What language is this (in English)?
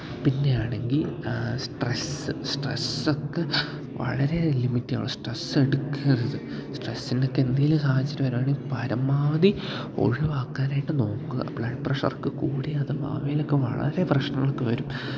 Malayalam